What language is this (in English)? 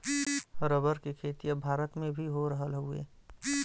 Bhojpuri